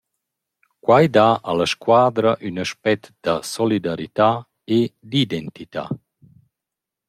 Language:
Romansh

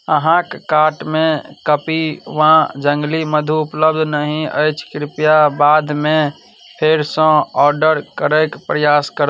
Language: Maithili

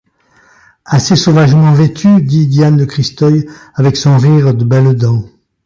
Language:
French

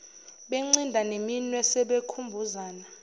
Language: Zulu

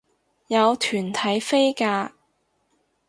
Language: Cantonese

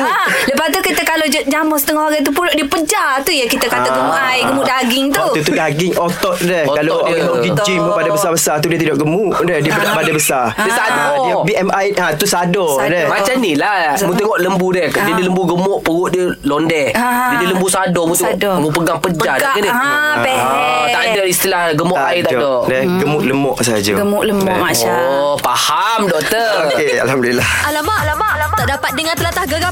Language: Malay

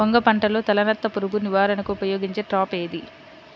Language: Telugu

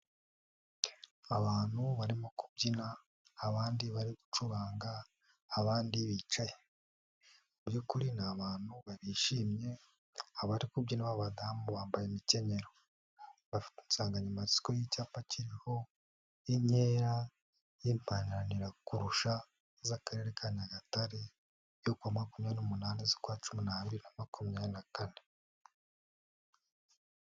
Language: Kinyarwanda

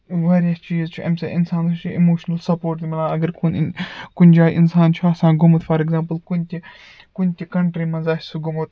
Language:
Kashmiri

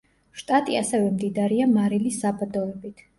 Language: Georgian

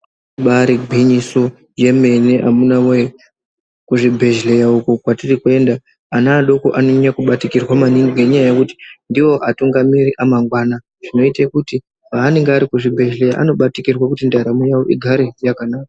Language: Ndau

